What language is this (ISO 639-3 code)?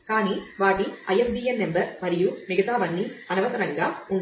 tel